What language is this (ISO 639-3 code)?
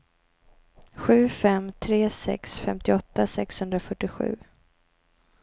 swe